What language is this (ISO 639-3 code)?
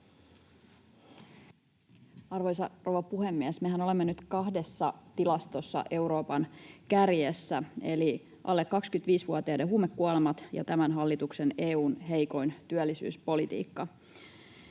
fin